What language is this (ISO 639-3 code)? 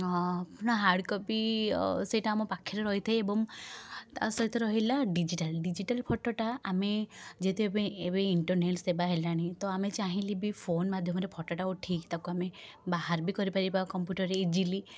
ori